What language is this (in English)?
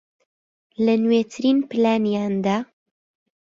Central Kurdish